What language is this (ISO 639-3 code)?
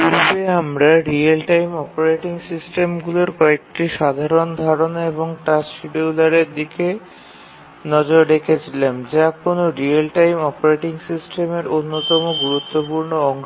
ben